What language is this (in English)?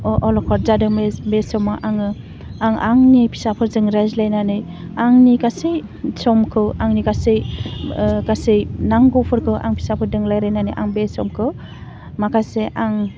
Bodo